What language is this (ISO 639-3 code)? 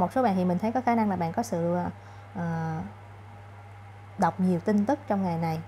vie